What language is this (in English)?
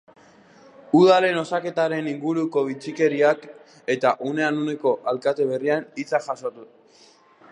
Basque